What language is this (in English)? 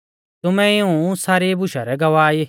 Mahasu Pahari